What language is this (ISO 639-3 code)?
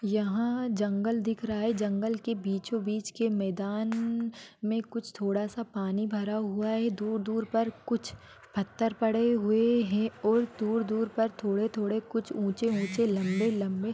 mwr